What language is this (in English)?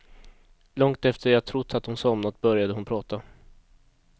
Swedish